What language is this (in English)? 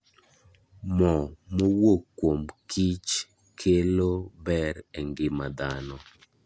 Luo (Kenya and Tanzania)